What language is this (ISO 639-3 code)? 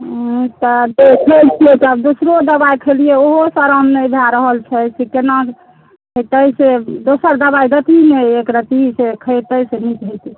mai